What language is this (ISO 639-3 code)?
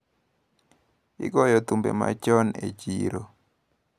luo